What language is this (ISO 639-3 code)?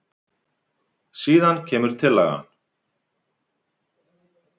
isl